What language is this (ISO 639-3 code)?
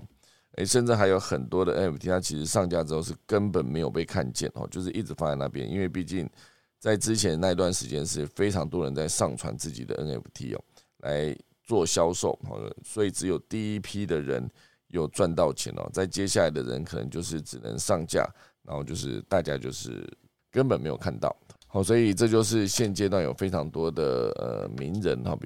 zho